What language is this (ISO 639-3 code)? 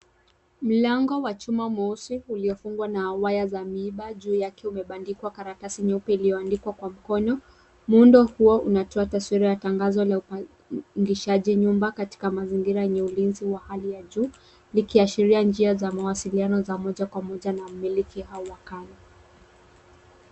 swa